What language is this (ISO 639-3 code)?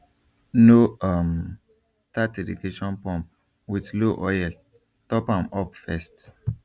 pcm